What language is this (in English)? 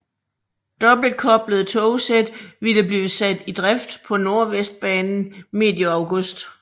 Danish